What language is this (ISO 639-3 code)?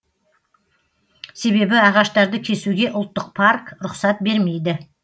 kaz